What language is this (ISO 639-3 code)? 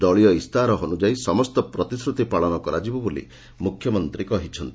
ori